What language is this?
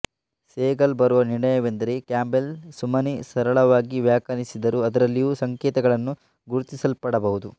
Kannada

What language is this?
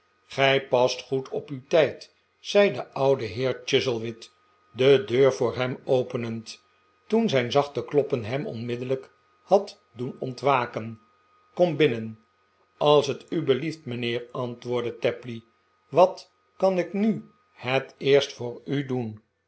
Dutch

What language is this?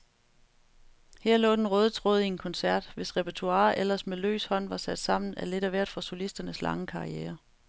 Danish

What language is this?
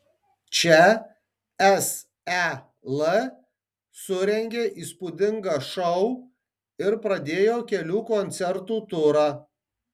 Lithuanian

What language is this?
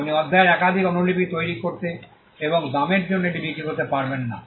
Bangla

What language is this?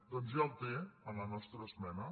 Catalan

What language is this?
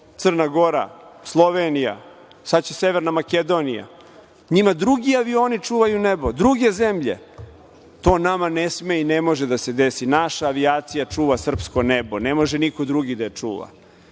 Serbian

